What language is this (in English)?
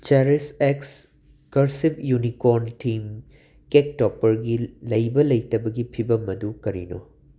Manipuri